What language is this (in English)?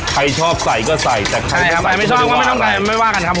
Thai